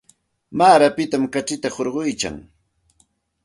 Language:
Santa Ana de Tusi Pasco Quechua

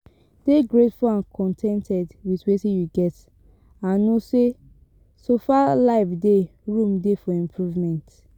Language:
Nigerian Pidgin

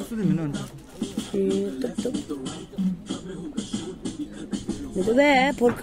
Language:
Romanian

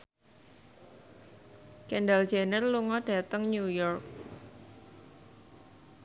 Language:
Javanese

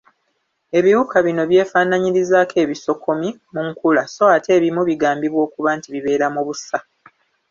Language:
Ganda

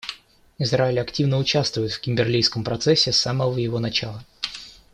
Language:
Russian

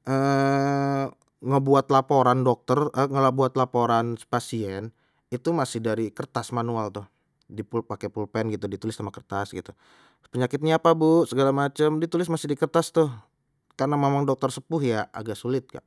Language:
Betawi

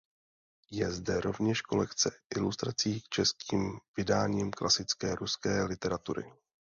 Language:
Czech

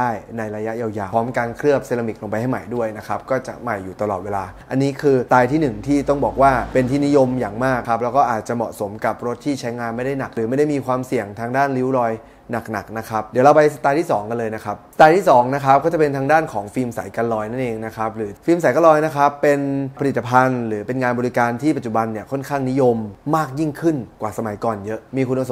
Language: Thai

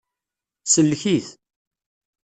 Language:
Kabyle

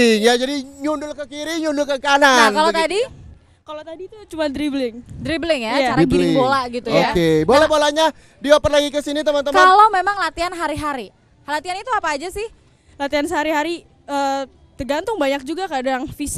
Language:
Indonesian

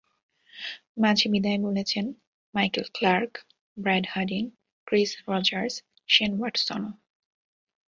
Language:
Bangla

